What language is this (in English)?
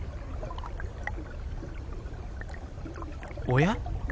Japanese